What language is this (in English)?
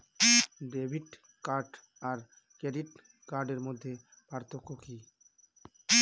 Bangla